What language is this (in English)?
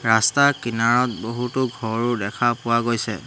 Assamese